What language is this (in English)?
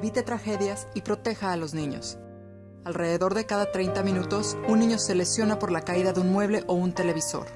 Spanish